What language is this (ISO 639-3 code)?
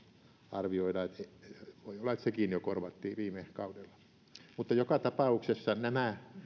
fin